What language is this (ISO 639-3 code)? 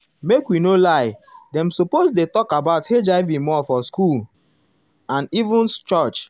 pcm